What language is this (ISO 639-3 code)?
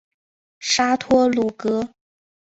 zho